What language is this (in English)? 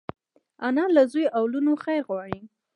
Pashto